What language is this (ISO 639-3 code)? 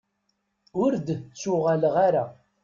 kab